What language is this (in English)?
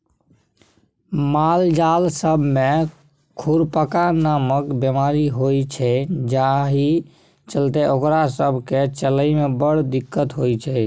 Maithili